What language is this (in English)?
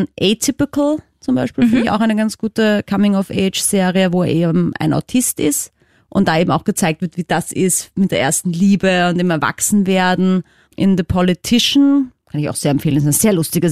German